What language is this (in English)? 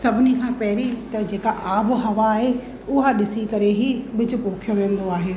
Sindhi